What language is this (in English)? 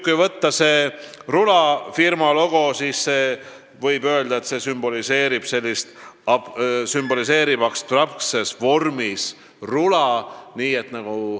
Estonian